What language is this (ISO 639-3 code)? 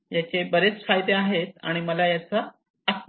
mar